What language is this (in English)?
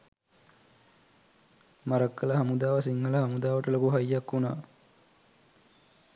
Sinhala